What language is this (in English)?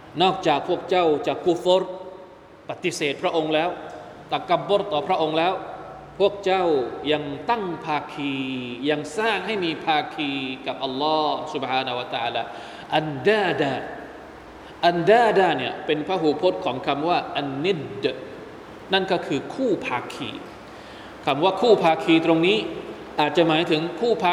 Thai